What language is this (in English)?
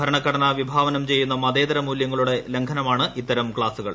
Malayalam